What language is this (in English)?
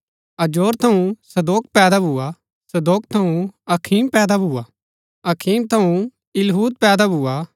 Gaddi